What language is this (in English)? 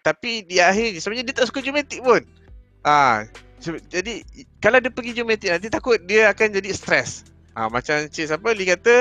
Malay